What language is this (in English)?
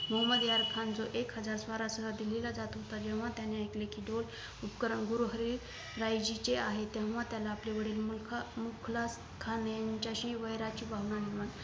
Marathi